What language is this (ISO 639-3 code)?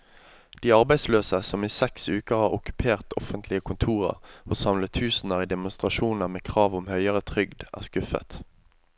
nor